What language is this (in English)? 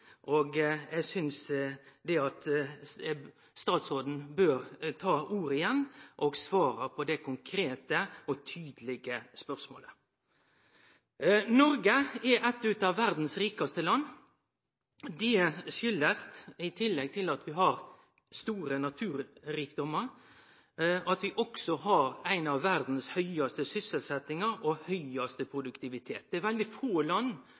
Norwegian Nynorsk